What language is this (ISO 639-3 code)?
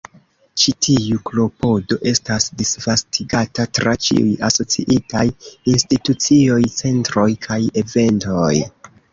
epo